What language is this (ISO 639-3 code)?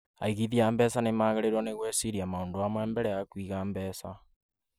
kik